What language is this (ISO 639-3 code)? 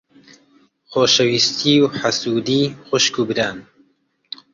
ckb